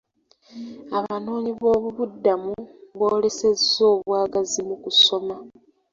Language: Ganda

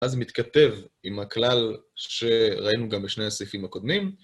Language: Hebrew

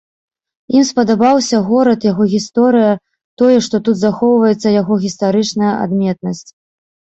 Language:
Belarusian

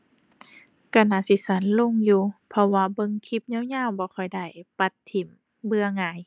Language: Thai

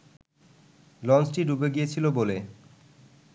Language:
Bangla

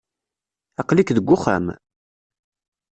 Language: Kabyle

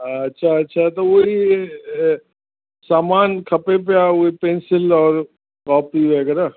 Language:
Sindhi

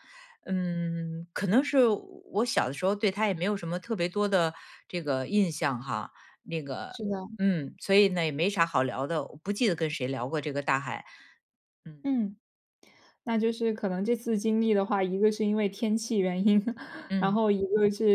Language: Chinese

